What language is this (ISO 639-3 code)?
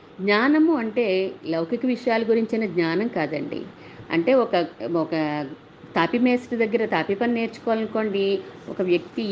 tel